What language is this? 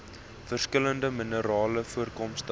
Afrikaans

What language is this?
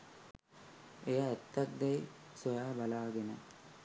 Sinhala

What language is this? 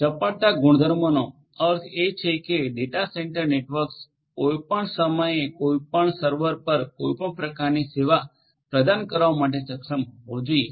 Gujarati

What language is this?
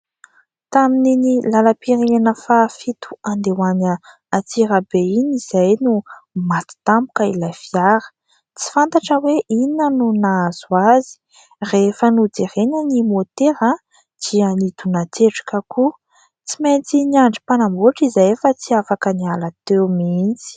Malagasy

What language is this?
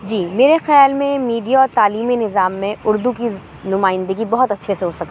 Urdu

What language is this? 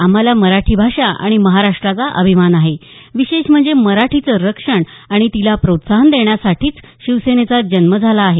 Marathi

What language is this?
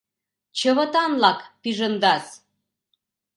Mari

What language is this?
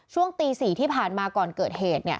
Thai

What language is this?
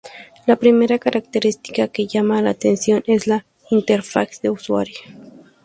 Spanish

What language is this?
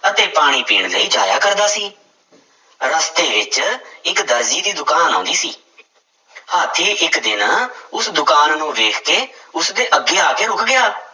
Punjabi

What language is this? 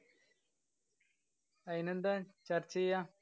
Malayalam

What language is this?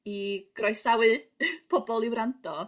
Welsh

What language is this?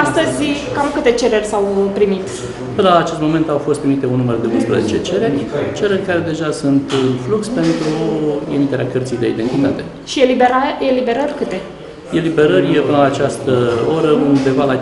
Romanian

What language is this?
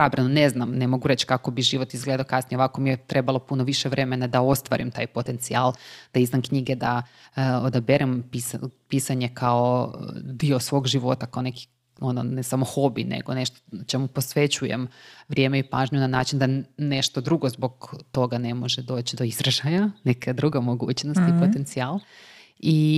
Croatian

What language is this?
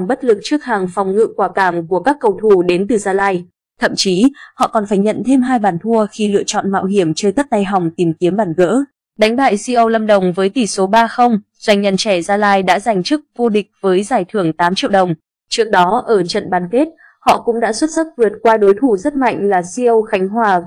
Vietnamese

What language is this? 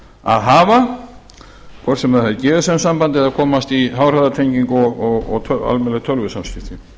Icelandic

